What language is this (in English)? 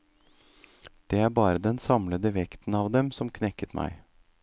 Norwegian